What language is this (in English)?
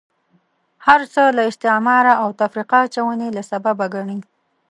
Pashto